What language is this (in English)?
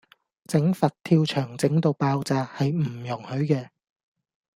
Cantonese